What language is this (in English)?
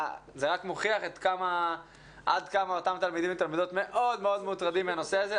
Hebrew